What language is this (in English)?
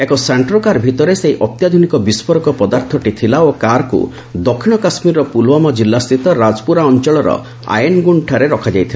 Odia